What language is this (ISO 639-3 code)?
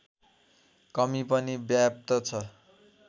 nep